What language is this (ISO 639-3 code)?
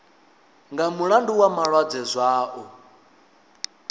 ven